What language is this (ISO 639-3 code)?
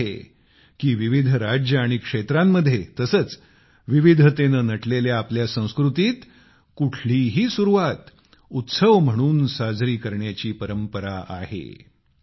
mar